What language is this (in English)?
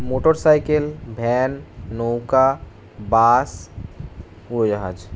Bangla